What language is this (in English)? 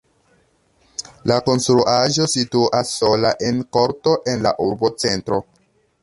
Esperanto